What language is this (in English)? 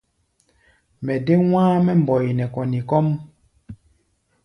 Gbaya